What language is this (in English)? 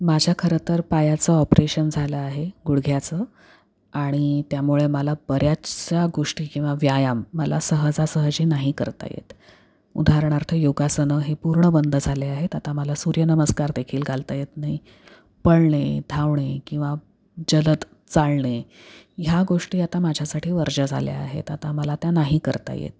Marathi